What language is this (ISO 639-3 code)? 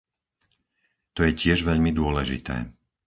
slk